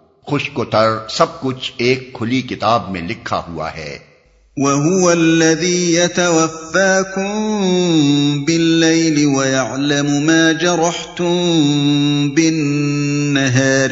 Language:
Urdu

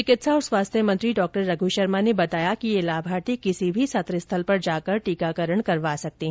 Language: Hindi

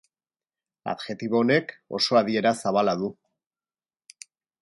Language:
Basque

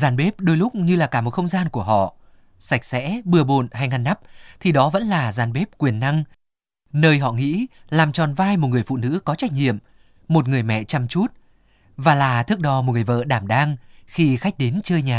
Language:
Vietnamese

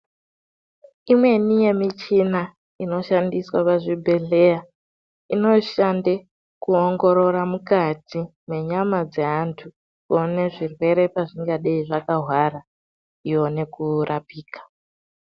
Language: Ndau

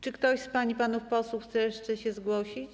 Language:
Polish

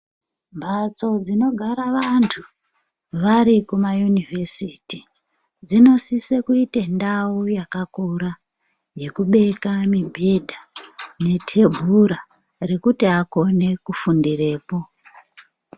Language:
Ndau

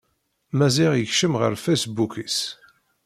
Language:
Kabyle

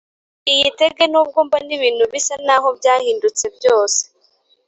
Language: Kinyarwanda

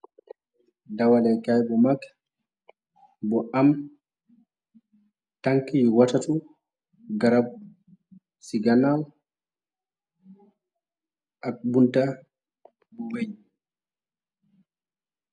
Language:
Wolof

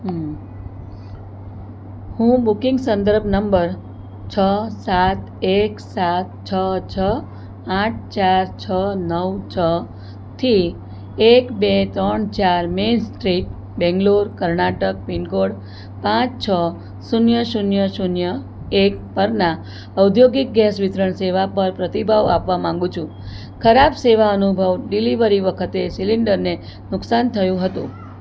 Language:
Gujarati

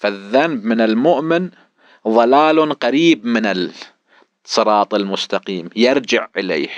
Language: Arabic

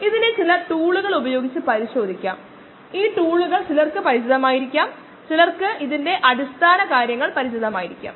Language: Malayalam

